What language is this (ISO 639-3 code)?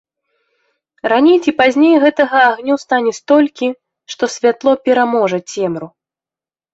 bel